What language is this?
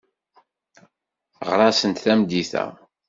Kabyle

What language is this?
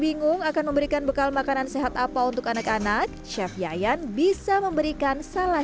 Indonesian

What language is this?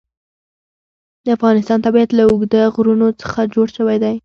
Pashto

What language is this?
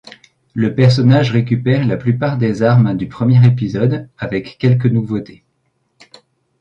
French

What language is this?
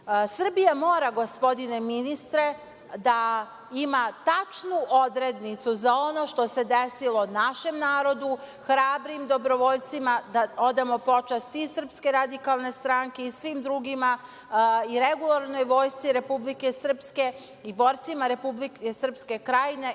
Serbian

